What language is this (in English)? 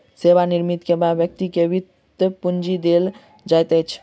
Maithili